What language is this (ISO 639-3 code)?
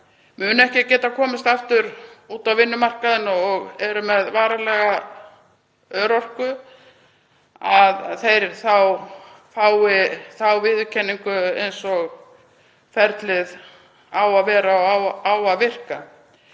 isl